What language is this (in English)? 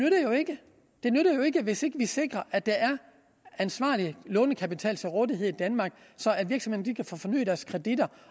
Danish